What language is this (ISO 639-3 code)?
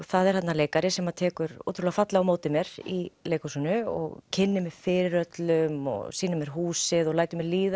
isl